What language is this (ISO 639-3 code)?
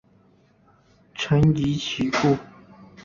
zho